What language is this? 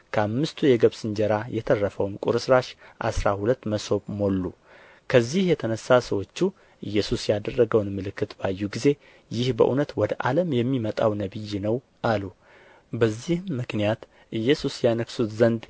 Amharic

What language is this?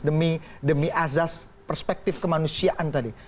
Indonesian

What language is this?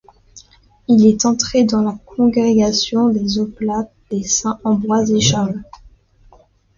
French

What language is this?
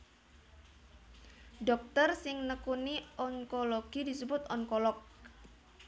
Javanese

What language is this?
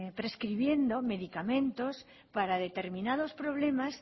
Spanish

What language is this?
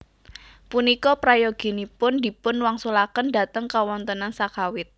Javanese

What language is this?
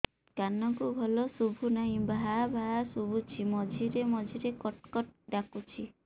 Odia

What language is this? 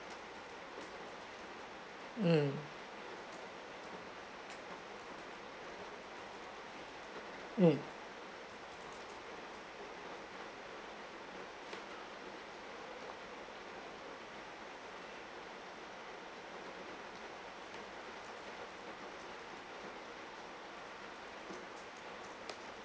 English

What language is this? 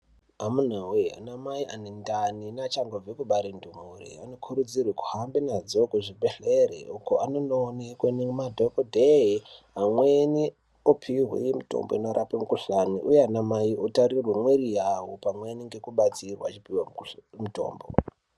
Ndau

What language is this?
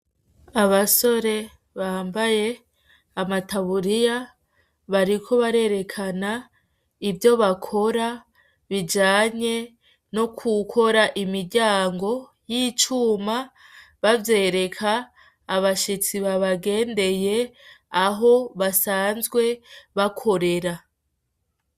Rundi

